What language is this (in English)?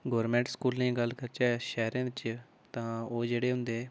Dogri